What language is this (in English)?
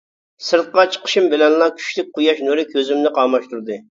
Uyghur